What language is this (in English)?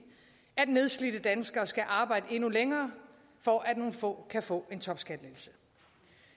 Danish